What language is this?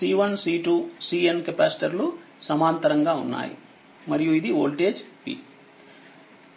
Telugu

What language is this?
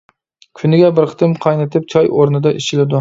Uyghur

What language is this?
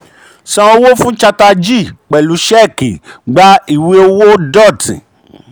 Yoruba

